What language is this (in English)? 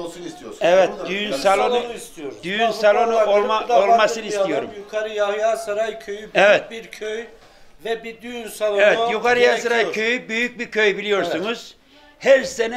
Turkish